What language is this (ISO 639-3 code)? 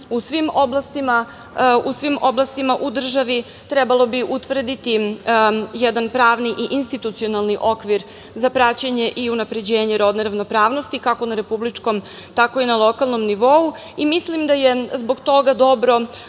srp